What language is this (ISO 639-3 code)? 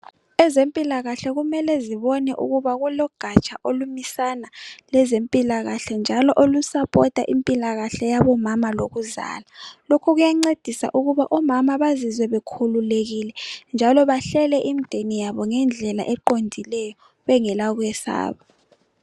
nde